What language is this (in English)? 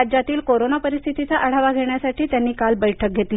Marathi